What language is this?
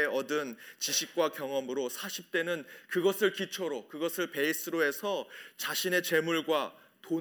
Korean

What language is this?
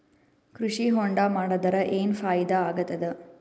Kannada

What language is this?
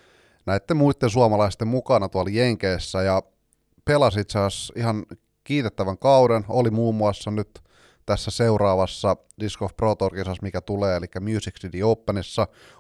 Finnish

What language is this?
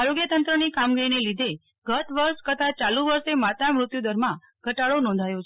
Gujarati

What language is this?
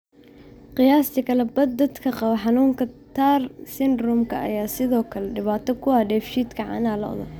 Somali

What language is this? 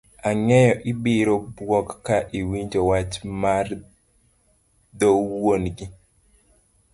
Luo (Kenya and Tanzania)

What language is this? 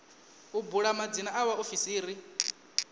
Venda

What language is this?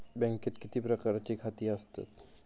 Marathi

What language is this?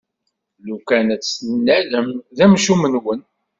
Kabyle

